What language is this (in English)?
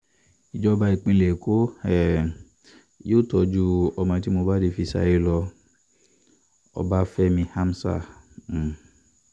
Yoruba